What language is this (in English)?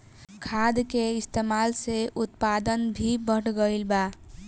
Bhojpuri